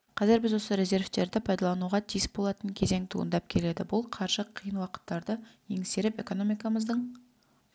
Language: Kazakh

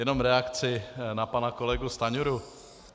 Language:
Czech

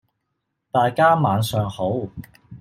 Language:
Cantonese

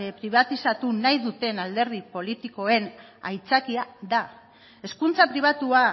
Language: Basque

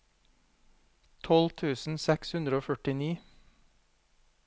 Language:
Norwegian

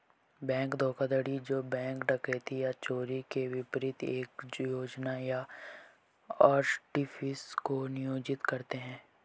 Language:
Hindi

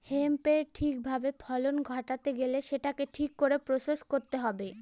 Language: Bangla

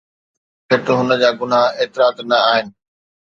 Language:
Sindhi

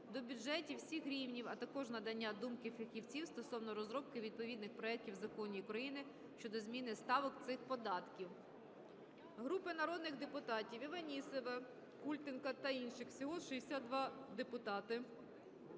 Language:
Ukrainian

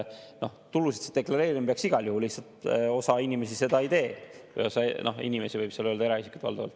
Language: Estonian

